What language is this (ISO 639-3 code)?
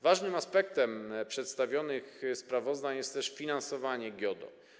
pol